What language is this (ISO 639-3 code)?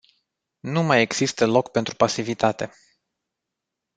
ron